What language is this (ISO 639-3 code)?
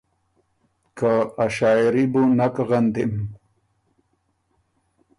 oru